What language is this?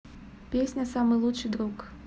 Russian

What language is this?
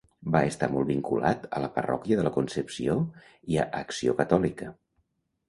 Catalan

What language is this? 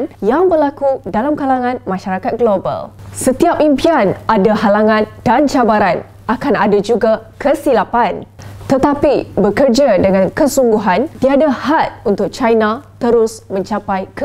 Malay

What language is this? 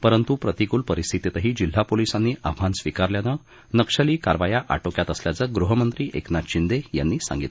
Marathi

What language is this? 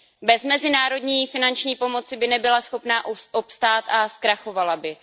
Czech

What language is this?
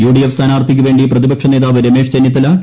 Malayalam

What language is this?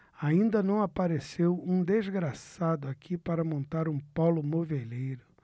Portuguese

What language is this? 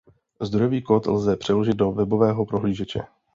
Czech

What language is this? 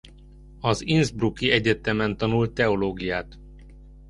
Hungarian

